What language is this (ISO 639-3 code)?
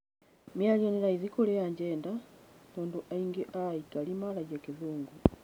kik